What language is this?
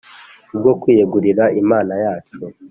Kinyarwanda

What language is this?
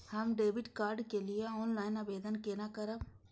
Maithili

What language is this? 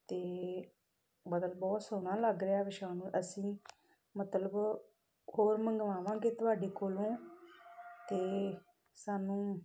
Punjabi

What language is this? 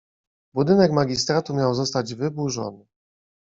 Polish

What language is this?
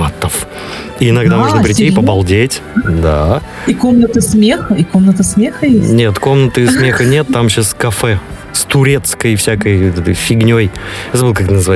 Russian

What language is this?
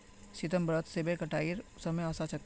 Magahi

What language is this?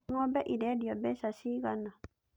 Kikuyu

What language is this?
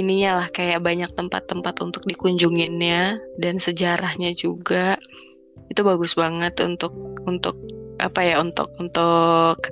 Indonesian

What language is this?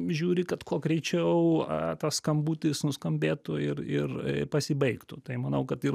Lithuanian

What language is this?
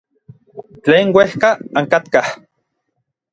Orizaba Nahuatl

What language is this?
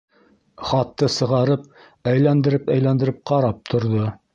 Bashkir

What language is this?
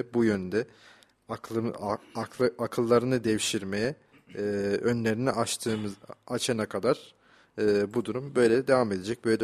Turkish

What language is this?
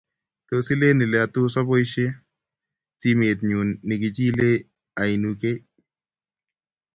Kalenjin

